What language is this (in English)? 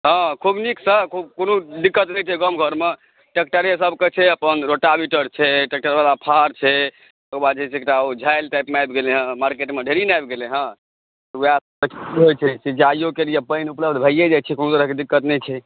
Maithili